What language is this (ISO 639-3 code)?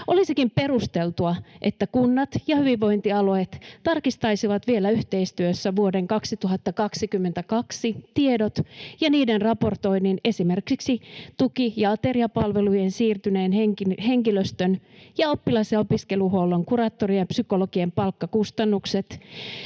fin